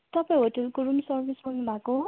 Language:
Nepali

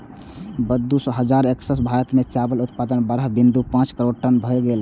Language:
Maithili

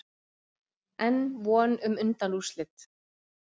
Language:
Icelandic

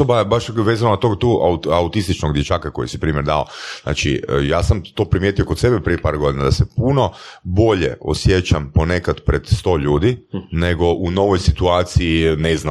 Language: Croatian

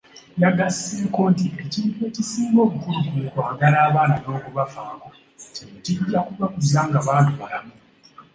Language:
Ganda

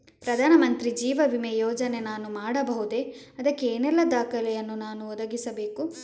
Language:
Kannada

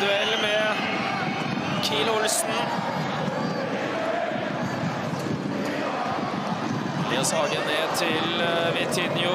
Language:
Norwegian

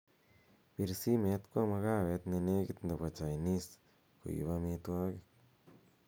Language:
Kalenjin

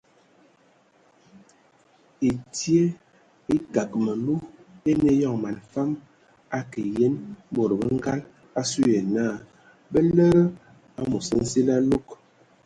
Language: Ewondo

